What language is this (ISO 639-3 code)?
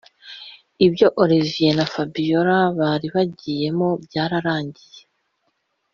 kin